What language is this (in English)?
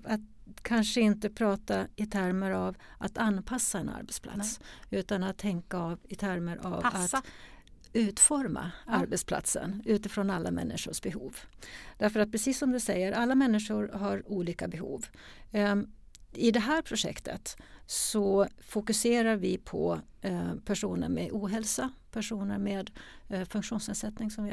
Swedish